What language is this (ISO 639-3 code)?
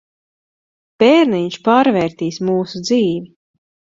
lav